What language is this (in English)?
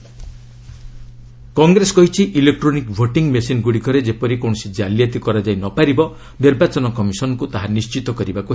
Odia